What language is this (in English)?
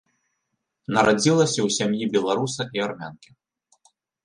Belarusian